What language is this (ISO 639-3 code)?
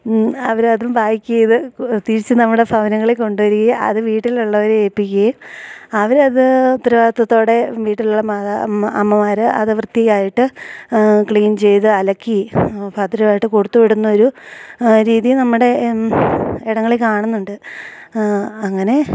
mal